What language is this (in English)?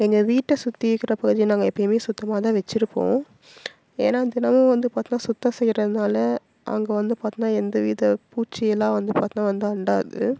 Tamil